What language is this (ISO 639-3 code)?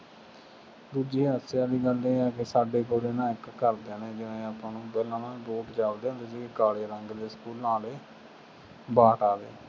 pan